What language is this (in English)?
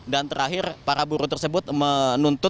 Indonesian